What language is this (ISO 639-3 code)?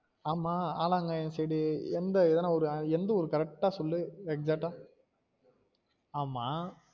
tam